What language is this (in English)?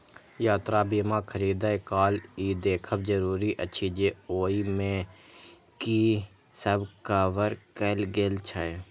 Maithili